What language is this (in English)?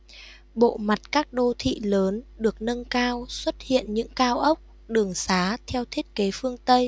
Vietnamese